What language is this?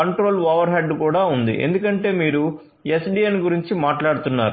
Telugu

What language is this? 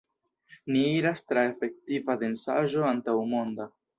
Esperanto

